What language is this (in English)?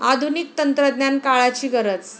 Marathi